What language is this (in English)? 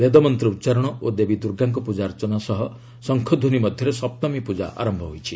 Odia